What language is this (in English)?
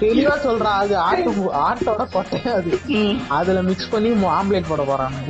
Tamil